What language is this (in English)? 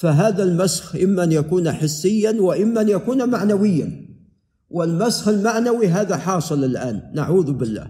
Arabic